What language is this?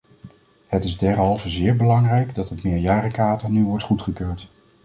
Dutch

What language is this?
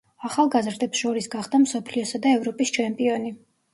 Georgian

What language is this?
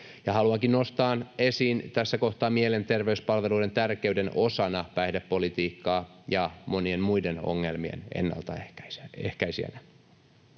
Finnish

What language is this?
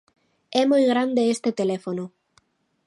Galician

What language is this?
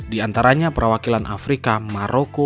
Indonesian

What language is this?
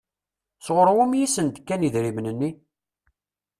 Kabyle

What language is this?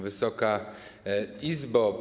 Polish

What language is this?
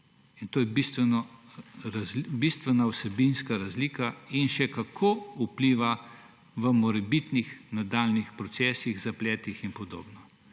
Slovenian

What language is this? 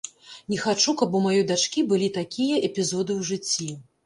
Belarusian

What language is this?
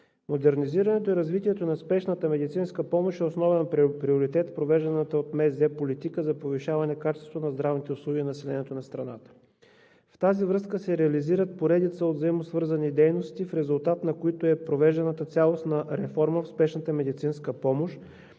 Bulgarian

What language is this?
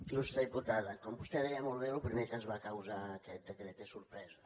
Catalan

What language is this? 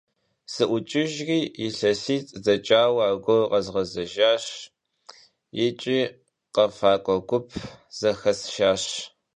Kabardian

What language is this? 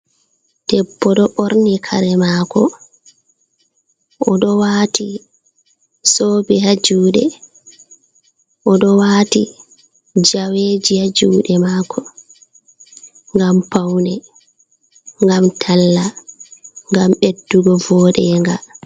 Fula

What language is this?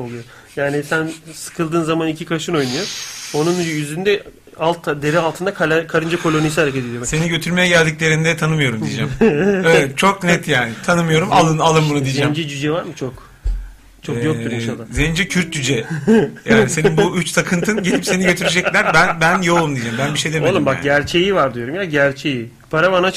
Turkish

